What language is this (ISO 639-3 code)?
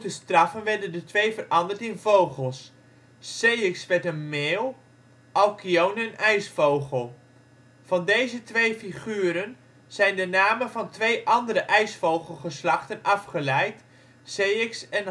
nld